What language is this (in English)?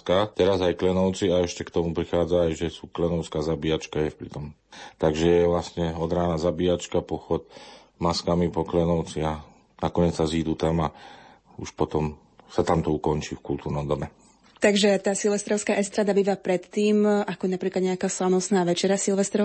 Slovak